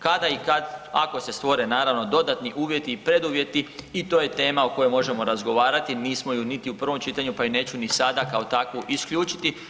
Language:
Croatian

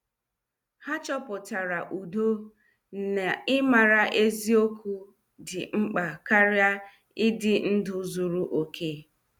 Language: Igbo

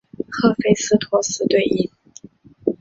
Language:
Chinese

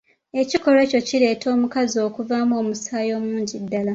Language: Ganda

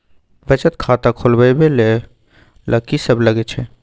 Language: Maithili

